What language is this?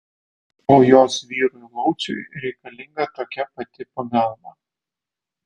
Lithuanian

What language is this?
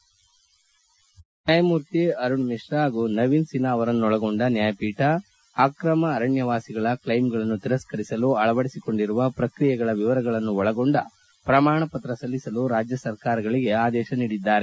Kannada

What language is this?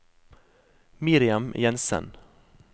Norwegian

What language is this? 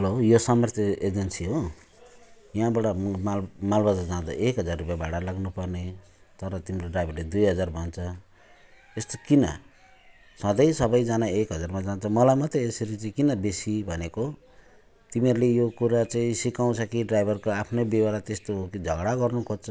Nepali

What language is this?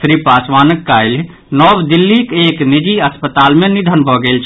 Maithili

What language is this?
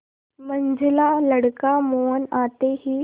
Hindi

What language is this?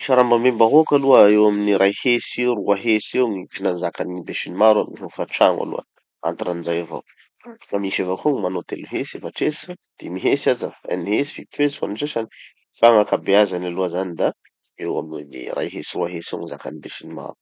Tanosy Malagasy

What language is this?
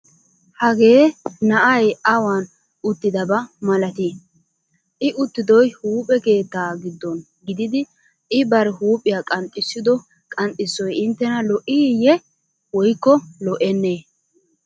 Wolaytta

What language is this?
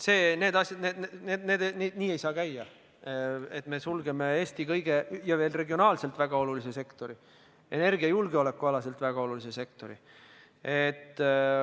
Estonian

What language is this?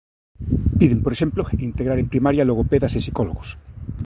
Galician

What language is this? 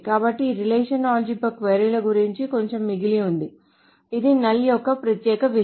Telugu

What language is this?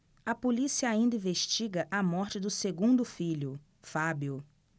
Portuguese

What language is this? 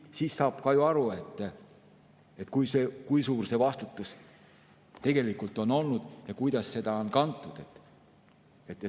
Estonian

